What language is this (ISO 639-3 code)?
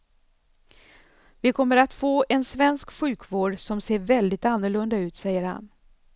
swe